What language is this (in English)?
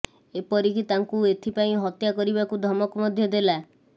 Odia